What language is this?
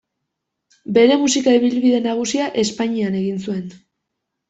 Basque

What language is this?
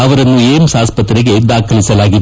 Kannada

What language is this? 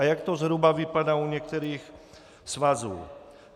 Czech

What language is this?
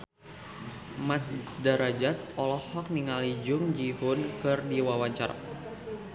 Sundanese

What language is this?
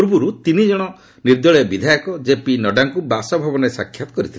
Odia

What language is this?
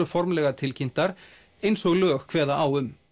Icelandic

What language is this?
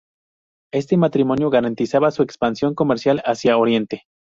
Spanish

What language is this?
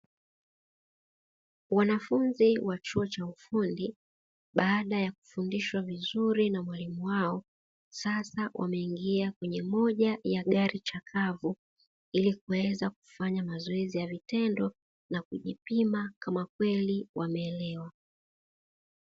Swahili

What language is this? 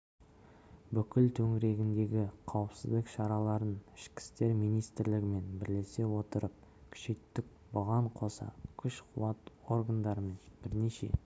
Kazakh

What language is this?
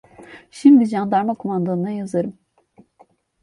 Turkish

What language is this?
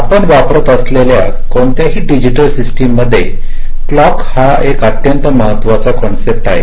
Marathi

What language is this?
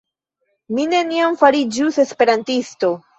Esperanto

